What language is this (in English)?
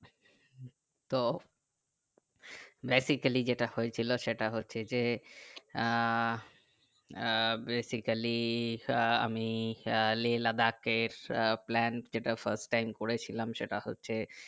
Bangla